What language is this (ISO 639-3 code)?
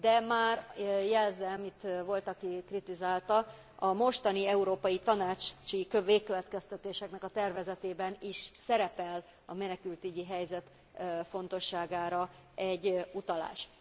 hun